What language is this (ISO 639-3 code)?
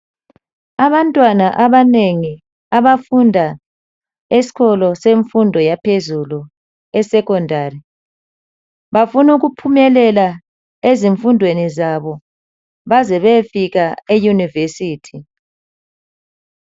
nde